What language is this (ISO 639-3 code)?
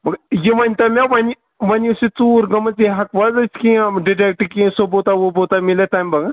kas